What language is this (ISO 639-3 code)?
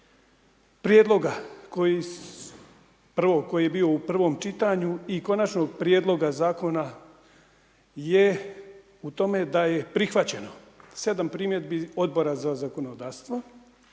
hrv